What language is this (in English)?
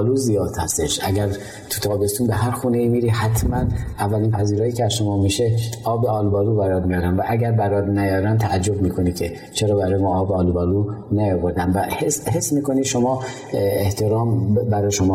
Persian